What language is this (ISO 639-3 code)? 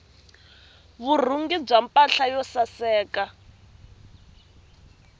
tso